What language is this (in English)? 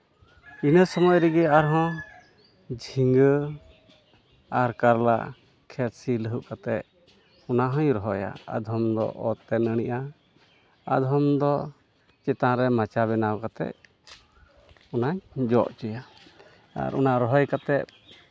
Santali